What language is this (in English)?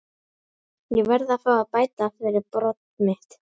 Icelandic